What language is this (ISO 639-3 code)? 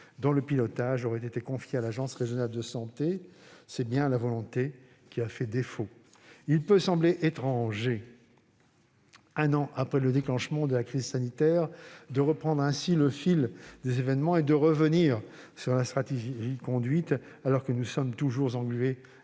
fra